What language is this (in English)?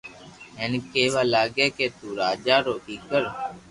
Loarki